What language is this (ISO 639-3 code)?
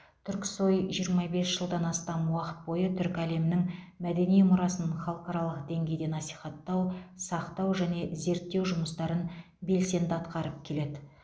kaz